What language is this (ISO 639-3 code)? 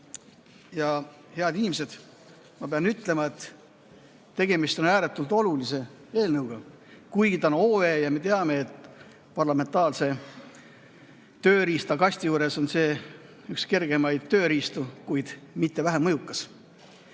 est